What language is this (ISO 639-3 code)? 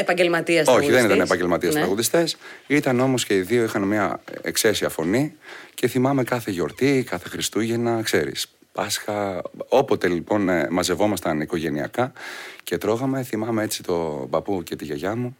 ell